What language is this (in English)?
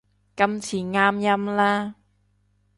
Cantonese